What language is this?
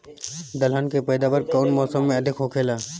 Bhojpuri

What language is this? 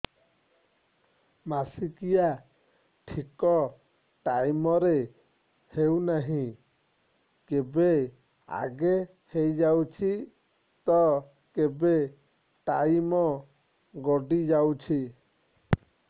Odia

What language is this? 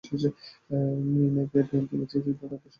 Bangla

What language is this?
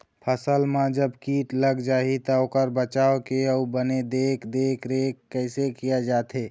Chhattisgarhi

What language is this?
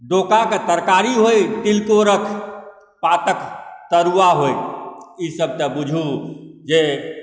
Maithili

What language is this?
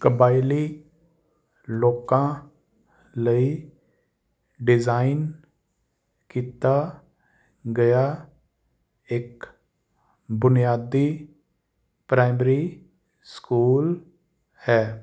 Punjabi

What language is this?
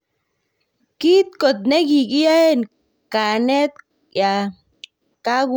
Kalenjin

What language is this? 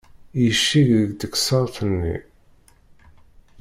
Kabyle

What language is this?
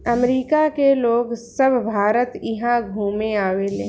Bhojpuri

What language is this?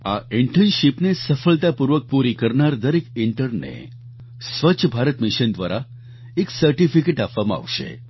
Gujarati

